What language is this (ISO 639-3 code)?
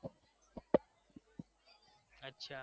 guj